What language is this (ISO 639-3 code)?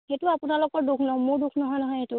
asm